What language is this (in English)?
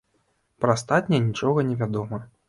Belarusian